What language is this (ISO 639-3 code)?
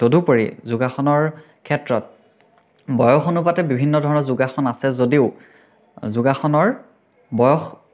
asm